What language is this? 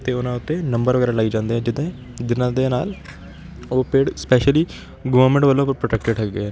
Punjabi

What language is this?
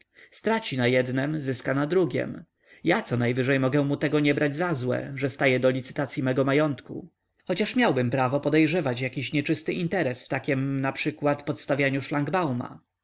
Polish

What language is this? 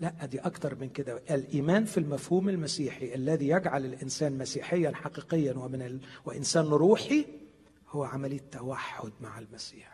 Arabic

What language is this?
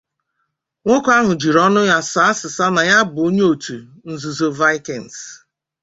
Igbo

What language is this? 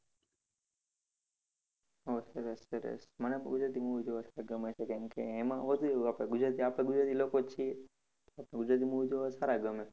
Gujarati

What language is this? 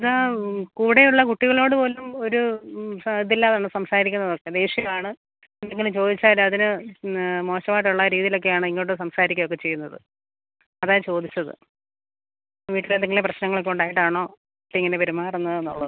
Malayalam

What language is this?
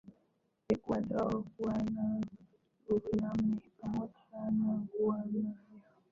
Swahili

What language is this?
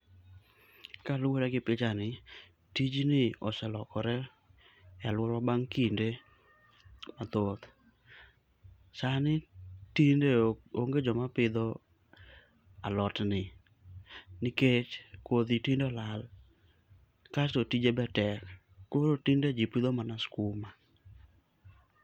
Luo (Kenya and Tanzania)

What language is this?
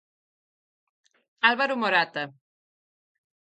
Galician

